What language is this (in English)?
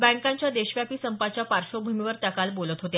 Marathi